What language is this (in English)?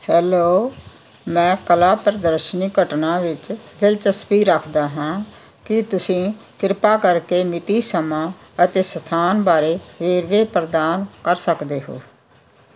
Punjabi